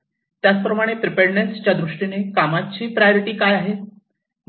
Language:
Marathi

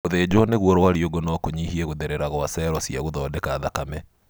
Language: Kikuyu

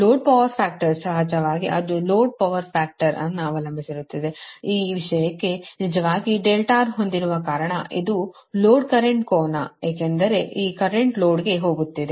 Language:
Kannada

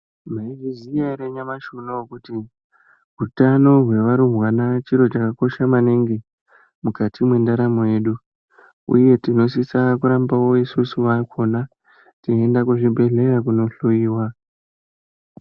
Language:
Ndau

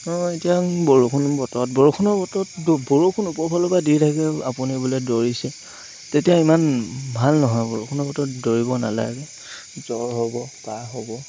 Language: Assamese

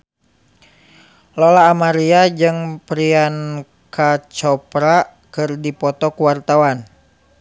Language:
Sundanese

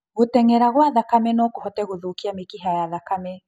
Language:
Kikuyu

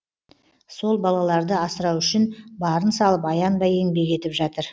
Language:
Kazakh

